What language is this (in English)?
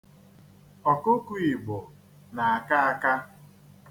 Igbo